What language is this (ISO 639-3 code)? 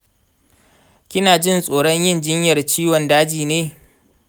hau